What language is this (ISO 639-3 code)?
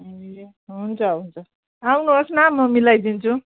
nep